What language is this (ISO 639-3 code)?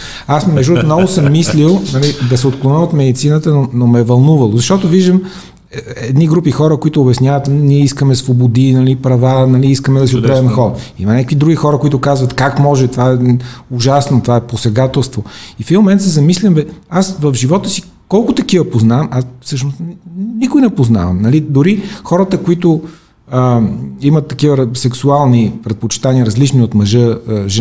bul